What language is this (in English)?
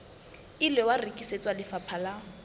Southern Sotho